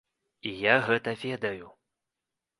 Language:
Belarusian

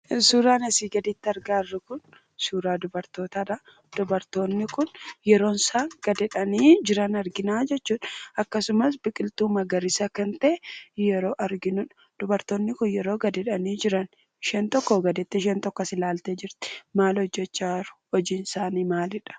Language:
Oromo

